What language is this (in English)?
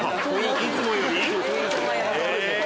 Japanese